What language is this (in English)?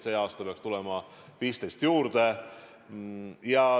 Estonian